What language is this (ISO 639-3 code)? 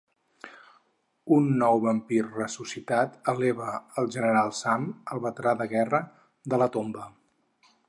cat